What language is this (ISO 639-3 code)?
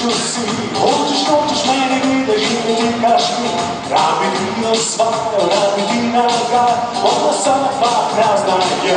slv